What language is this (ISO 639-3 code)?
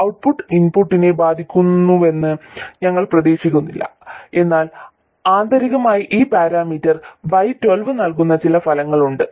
mal